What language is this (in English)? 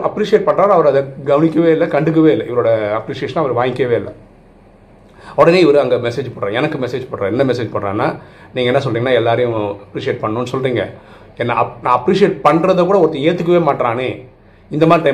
Tamil